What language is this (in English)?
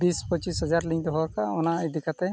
Santali